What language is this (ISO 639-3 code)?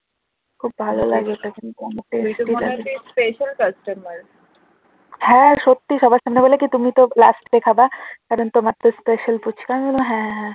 ben